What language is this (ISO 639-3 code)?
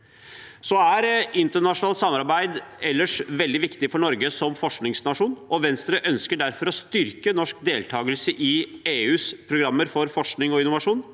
nor